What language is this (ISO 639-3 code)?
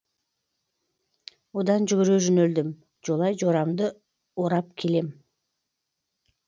kaz